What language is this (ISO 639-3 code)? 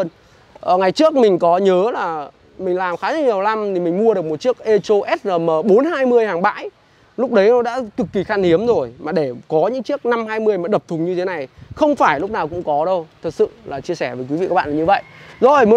vie